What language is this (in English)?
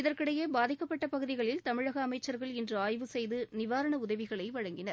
Tamil